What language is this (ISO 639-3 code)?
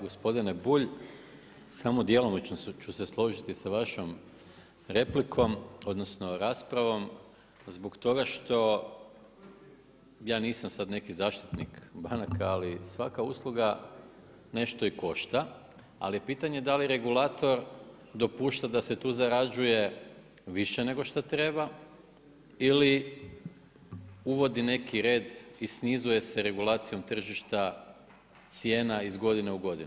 hrv